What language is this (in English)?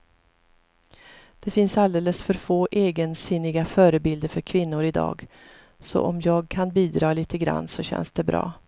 Swedish